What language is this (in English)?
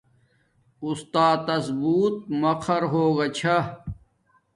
Domaaki